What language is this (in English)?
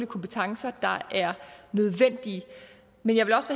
Danish